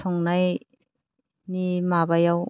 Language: Bodo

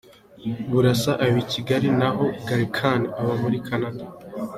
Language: Kinyarwanda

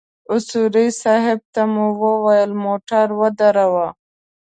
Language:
Pashto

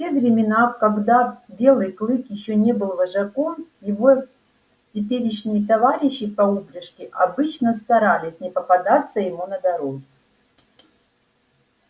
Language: Russian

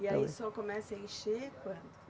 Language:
Portuguese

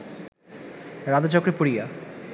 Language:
Bangla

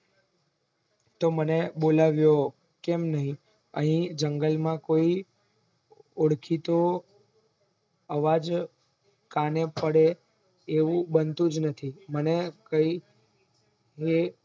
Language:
Gujarati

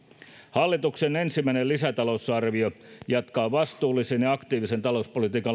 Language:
Finnish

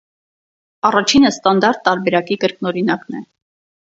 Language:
Armenian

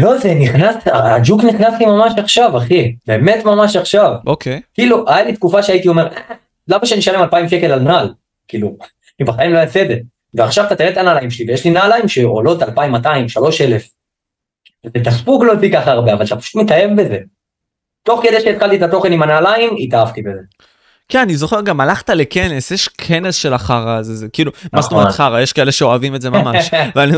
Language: Hebrew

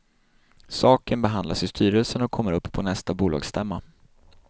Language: Swedish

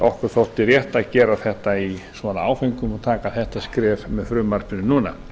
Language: Icelandic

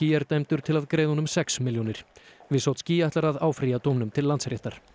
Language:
Icelandic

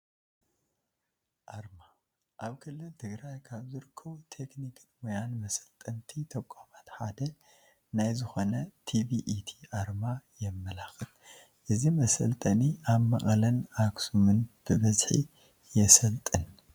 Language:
Tigrinya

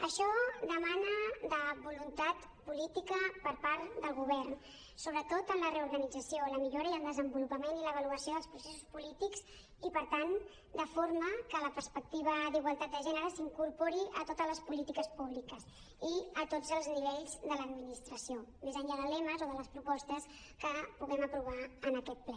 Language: Catalan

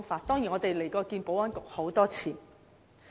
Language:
Cantonese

